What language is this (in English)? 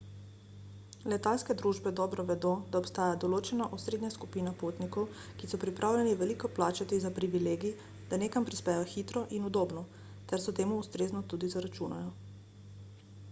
Slovenian